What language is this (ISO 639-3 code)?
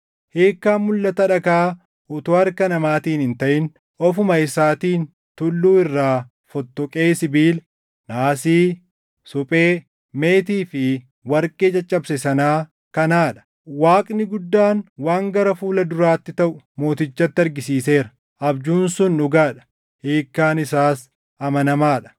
orm